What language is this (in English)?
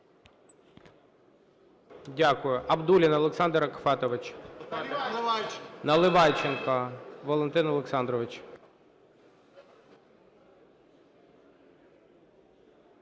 Ukrainian